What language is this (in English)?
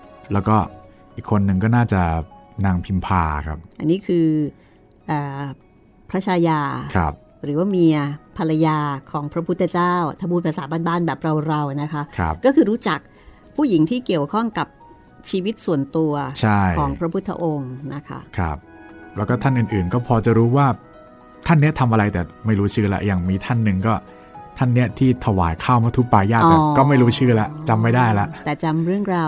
Thai